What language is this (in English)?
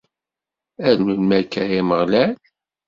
Kabyle